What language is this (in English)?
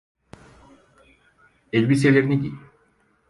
Turkish